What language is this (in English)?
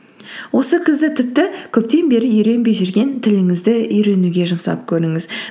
Kazakh